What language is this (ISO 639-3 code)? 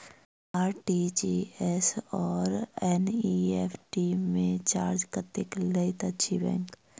mai